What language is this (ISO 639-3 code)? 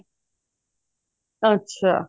pan